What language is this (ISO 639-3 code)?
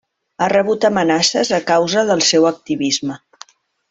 cat